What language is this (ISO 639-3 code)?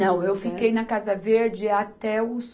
por